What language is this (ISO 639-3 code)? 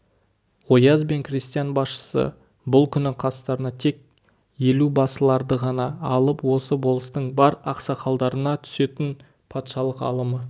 kaz